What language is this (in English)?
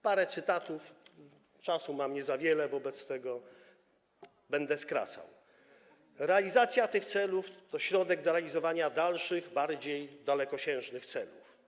Polish